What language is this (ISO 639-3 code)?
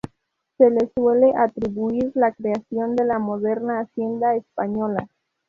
spa